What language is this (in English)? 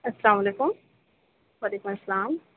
Urdu